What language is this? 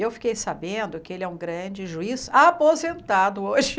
Portuguese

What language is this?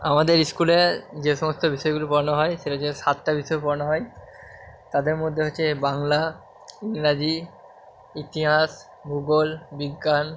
Bangla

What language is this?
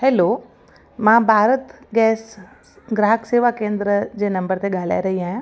Sindhi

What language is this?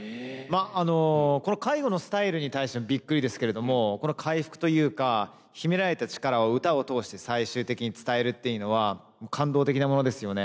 Japanese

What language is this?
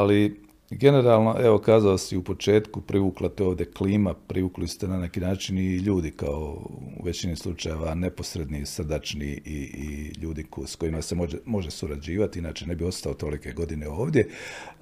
Croatian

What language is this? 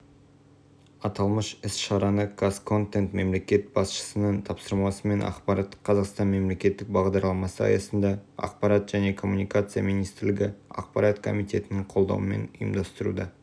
Kazakh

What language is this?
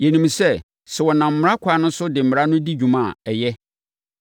Akan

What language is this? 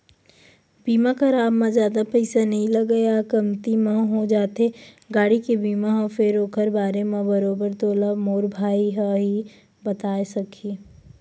Chhattisgarhi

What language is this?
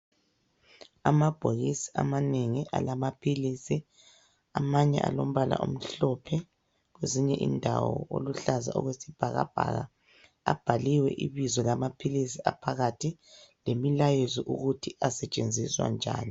North Ndebele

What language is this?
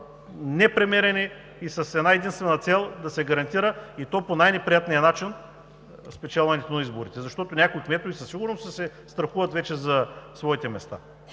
Bulgarian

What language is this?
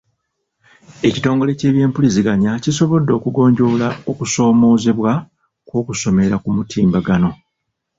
Ganda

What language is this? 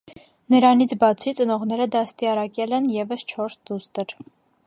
Armenian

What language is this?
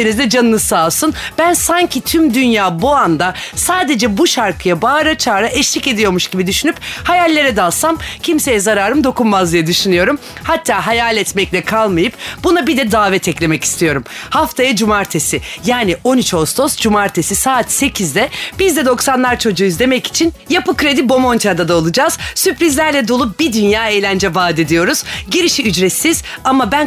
Turkish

